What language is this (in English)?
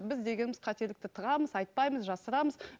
Kazakh